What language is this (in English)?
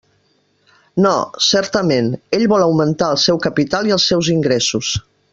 Catalan